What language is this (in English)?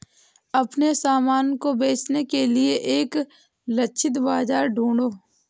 Hindi